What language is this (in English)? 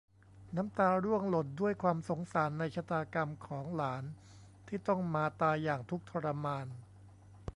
Thai